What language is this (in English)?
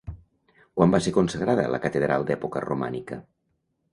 Catalan